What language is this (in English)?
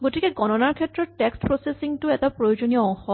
Assamese